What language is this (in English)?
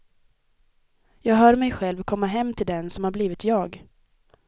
Swedish